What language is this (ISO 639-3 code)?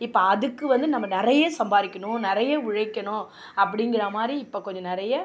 tam